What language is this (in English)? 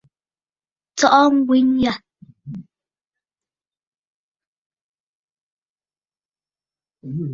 Bafut